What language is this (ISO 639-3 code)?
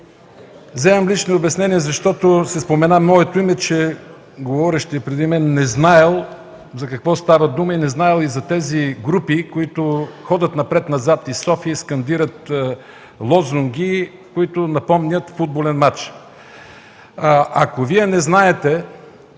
bul